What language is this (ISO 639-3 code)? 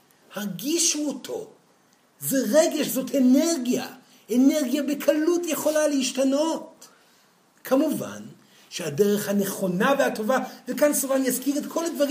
heb